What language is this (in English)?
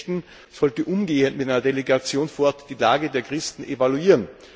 German